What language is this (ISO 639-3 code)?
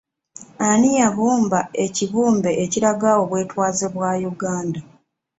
lug